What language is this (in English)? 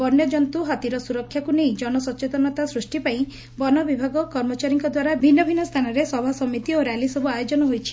Odia